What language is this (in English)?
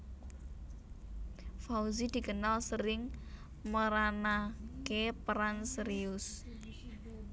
Javanese